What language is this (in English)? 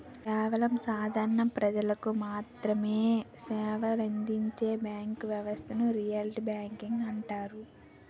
Telugu